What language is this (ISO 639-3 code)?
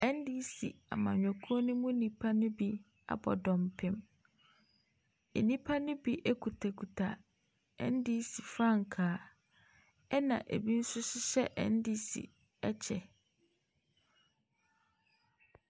aka